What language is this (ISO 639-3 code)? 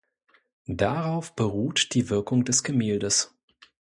deu